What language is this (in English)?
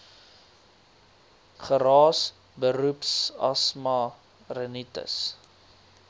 Afrikaans